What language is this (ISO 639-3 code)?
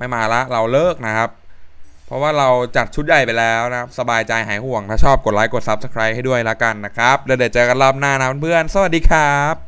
tha